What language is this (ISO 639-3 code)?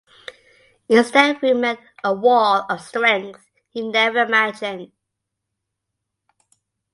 eng